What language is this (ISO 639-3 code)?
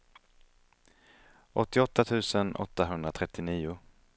swe